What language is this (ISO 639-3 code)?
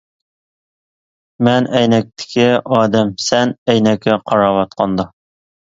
uig